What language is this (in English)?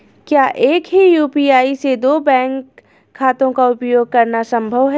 Hindi